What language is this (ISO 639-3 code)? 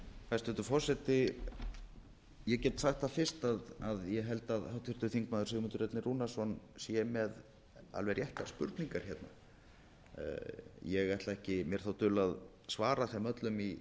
isl